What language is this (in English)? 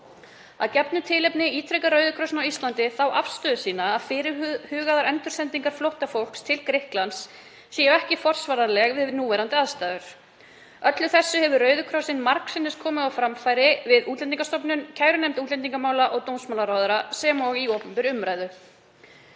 Icelandic